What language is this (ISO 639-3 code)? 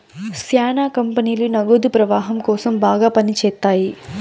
tel